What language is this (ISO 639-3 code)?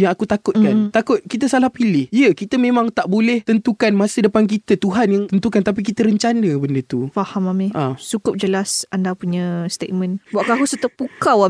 msa